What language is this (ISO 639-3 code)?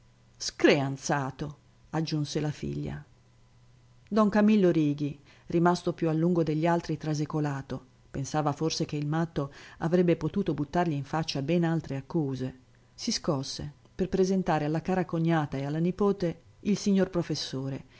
ita